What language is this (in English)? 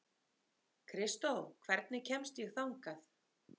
Icelandic